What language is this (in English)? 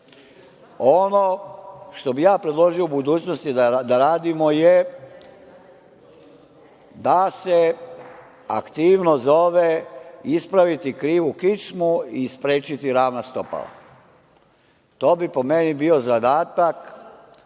Serbian